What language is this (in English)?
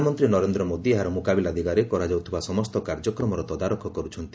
Odia